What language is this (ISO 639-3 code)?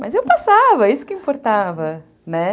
por